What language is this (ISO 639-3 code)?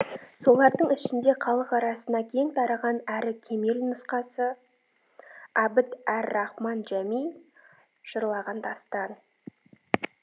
kaz